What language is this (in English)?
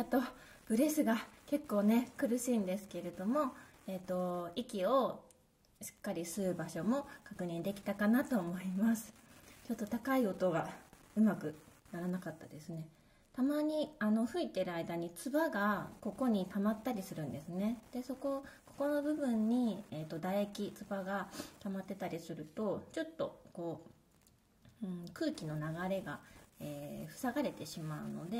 Japanese